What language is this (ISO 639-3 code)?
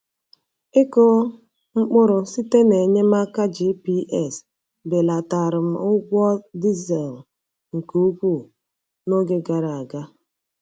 ibo